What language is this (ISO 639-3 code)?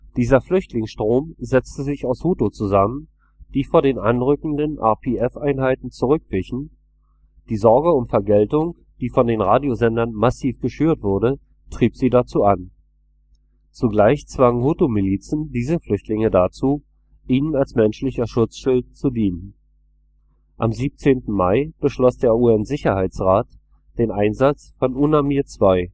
deu